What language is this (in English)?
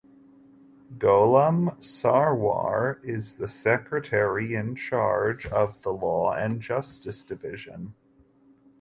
English